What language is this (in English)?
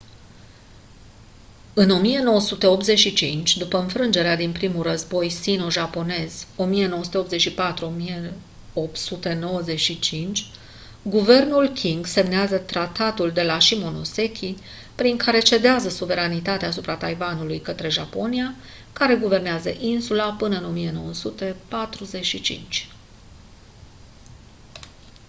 Romanian